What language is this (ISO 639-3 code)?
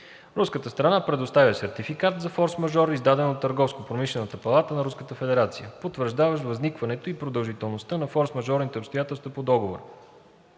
bul